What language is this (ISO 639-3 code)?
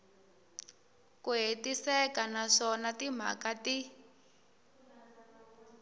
tso